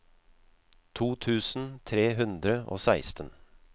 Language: Norwegian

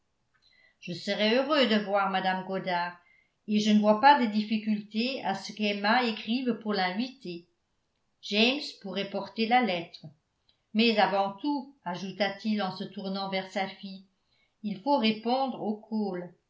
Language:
French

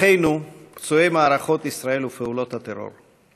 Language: Hebrew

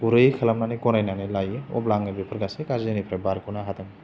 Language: Bodo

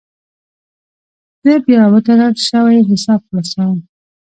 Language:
Pashto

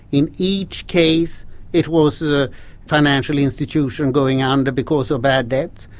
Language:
English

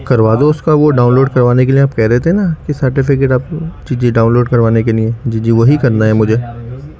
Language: Urdu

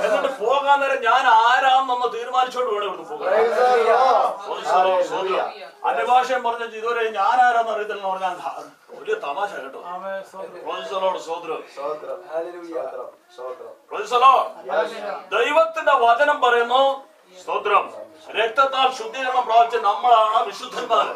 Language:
Turkish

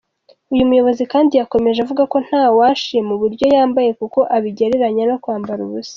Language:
Kinyarwanda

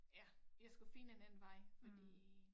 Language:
Danish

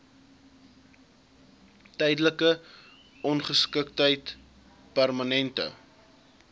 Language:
Afrikaans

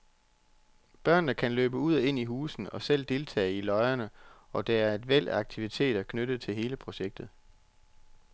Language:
Danish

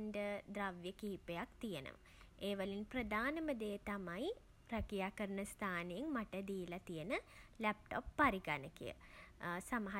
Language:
Sinhala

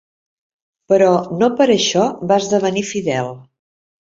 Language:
Catalan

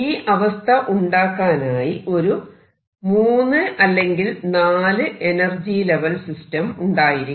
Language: Malayalam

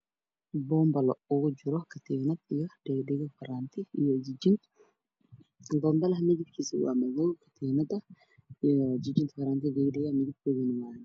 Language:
Somali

